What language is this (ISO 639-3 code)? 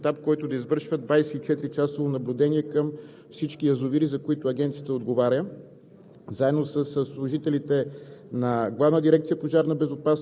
bul